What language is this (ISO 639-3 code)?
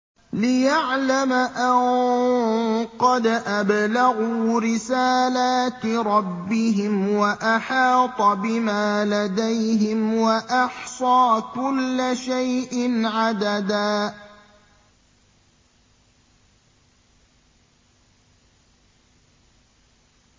ara